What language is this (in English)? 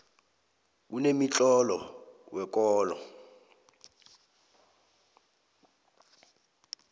South Ndebele